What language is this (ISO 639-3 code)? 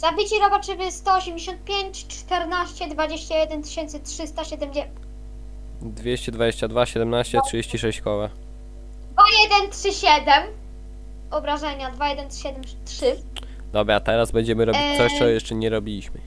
pol